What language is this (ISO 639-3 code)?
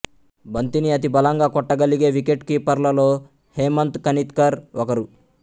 tel